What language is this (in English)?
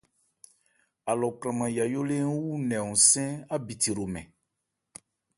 Ebrié